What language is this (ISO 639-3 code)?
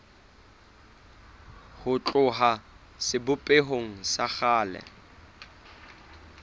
sot